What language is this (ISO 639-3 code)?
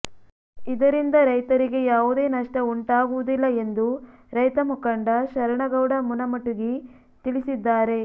kan